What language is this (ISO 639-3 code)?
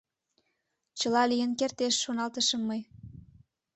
chm